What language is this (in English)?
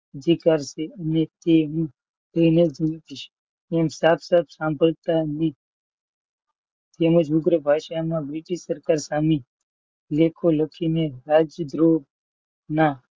Gujarati